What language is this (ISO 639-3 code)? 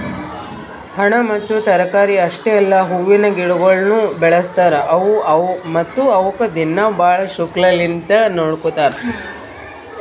kan